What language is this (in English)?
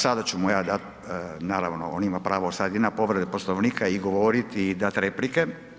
Croatian